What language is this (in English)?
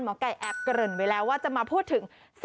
Thai